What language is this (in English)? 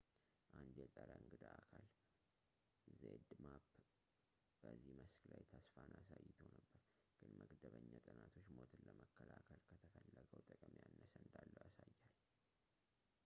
Amharic